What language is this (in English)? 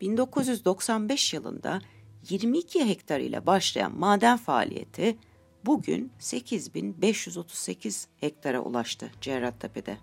Turkish